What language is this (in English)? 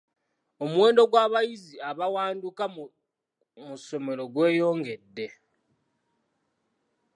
Ganda